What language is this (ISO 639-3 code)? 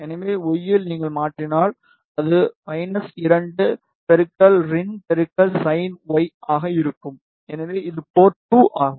tam